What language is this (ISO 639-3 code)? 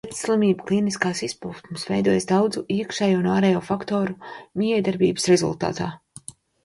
lav